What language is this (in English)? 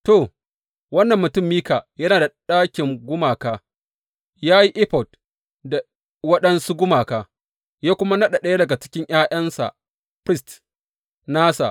Hausa